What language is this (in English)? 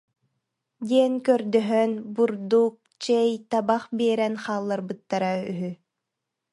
Yakut